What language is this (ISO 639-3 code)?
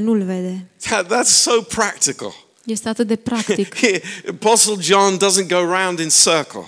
ron